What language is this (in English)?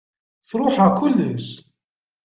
Kabyle